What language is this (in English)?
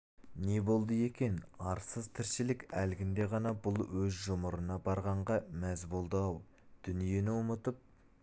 Kazakh